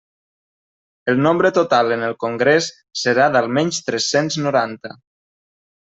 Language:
Catalan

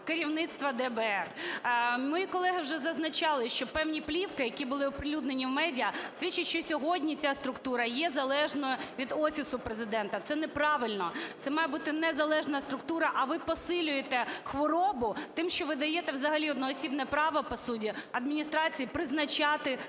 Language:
Ukrainian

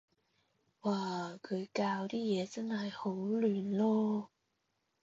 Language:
Cantonese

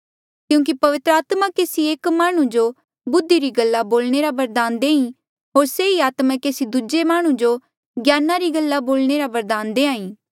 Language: Mandeali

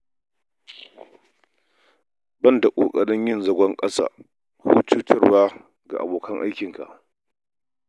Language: Hausa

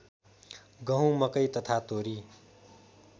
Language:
Nepali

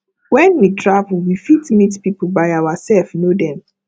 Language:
Nigerian Pidgin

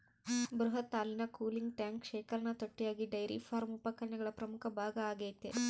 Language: Kannada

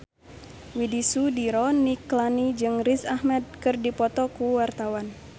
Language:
Sundanese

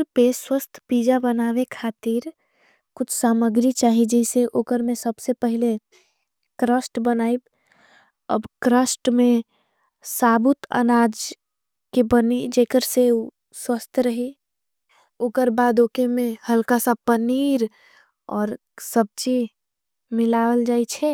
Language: Angika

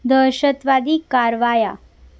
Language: Marathi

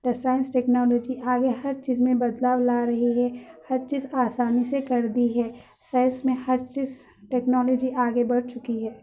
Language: Urdu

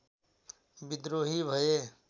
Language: Nepali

